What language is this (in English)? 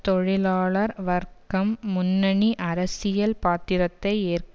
Tamil